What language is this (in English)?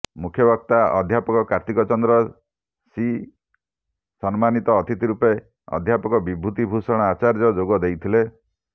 Odia